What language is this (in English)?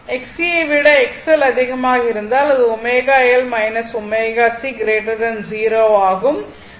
Tamil